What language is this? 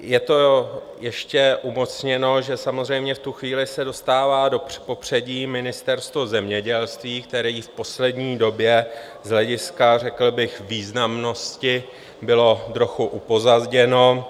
Czech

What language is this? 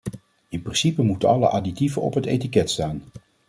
Dutch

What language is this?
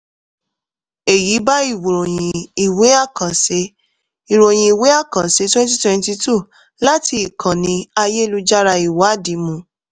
Yoruba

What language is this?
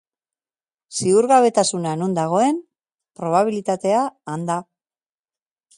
Basque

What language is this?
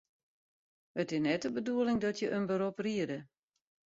Western Frisian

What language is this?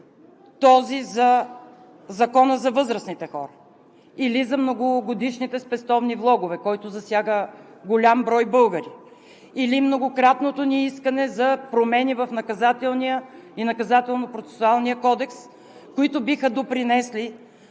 Bulgarian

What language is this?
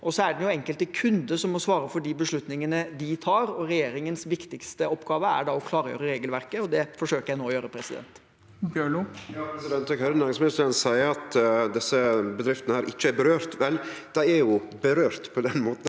Norwegian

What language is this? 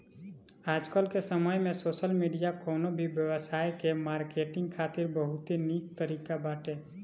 Bhojpuri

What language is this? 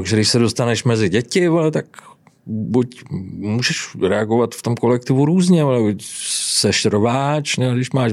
Czech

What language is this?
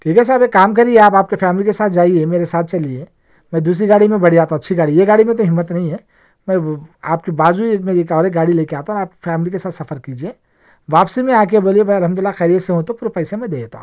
Urdu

